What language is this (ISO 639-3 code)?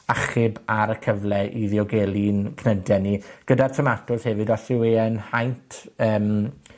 cym